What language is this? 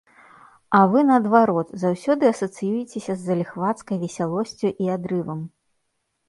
Belarusian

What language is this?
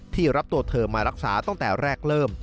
Thai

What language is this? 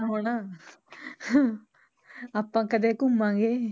Punjabi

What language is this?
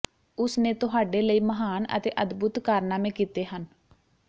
Punjabi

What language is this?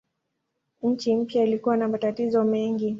Swahili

